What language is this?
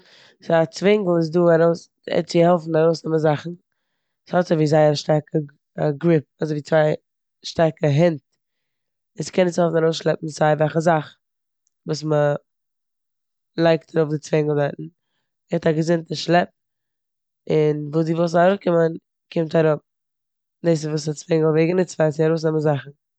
Yiddish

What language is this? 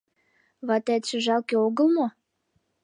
Mari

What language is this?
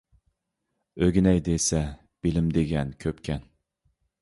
Uyghur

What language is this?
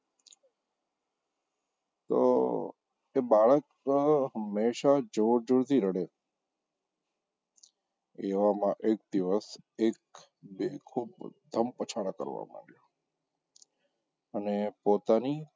Gujarati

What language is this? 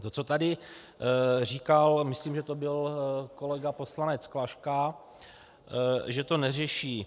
Czech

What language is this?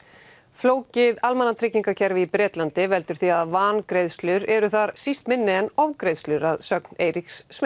Icelandic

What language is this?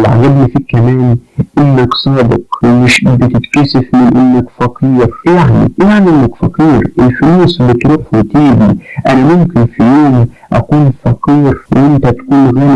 Arabic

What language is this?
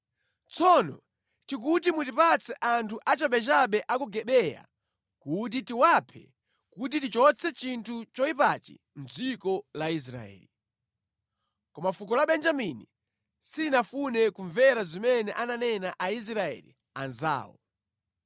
Nyanja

